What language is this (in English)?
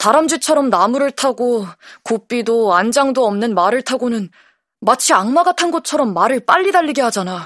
Korean